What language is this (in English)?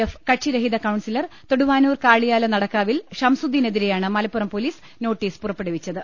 Malayalam